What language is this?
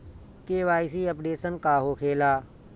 Bhojpuri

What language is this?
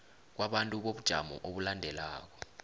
South Ndebele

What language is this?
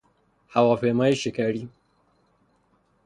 Persian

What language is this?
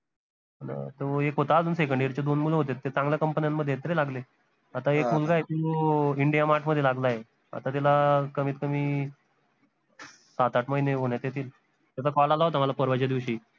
Marathi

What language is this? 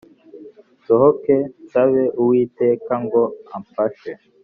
Kinyarwanda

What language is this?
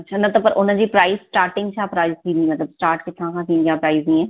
Sindhi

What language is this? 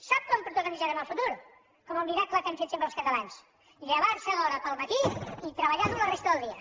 Catalan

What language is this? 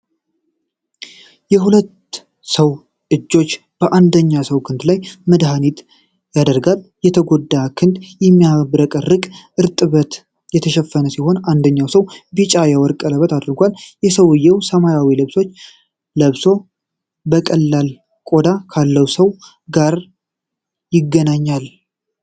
Amharic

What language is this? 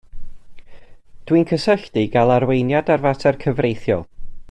Welsh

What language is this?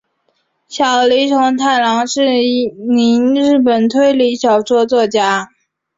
Chinese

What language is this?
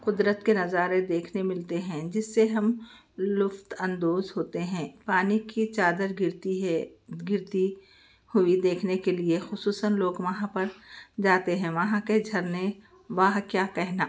Urdu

